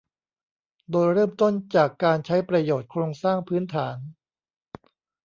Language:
Thai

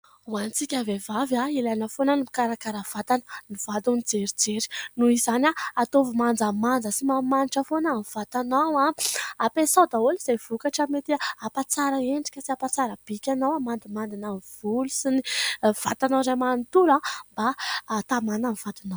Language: Malagasy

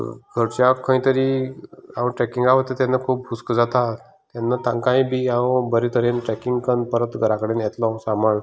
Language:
Konkani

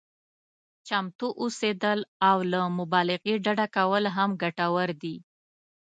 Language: Pashto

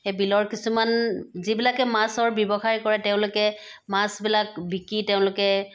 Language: Assamese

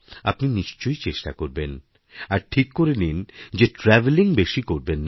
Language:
Bangla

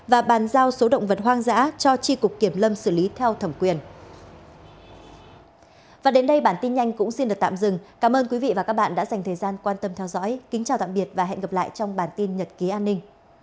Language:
Vietnamese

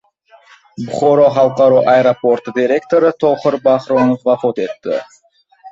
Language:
Uzbek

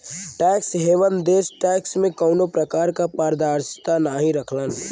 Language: Bhojpuri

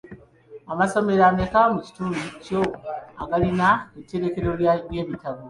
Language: Ganda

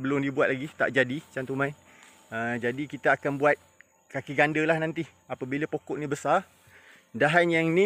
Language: Malay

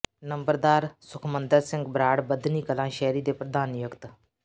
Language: Punjabi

